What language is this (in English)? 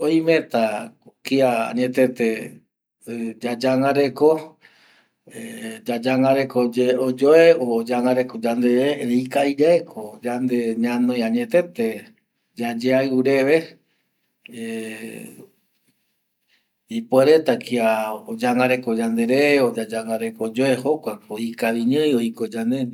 Eastern Bolivian Guaraní